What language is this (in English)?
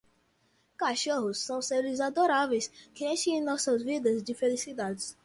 Portuguese